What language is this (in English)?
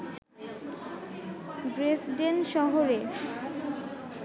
Bangla